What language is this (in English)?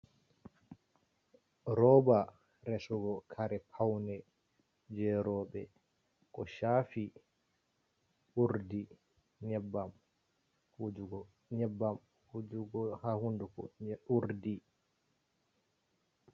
Fula